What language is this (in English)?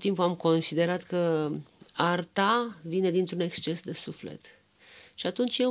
Romanian